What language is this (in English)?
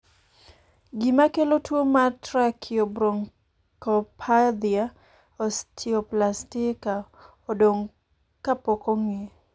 Luo (Kenya and Tanzania)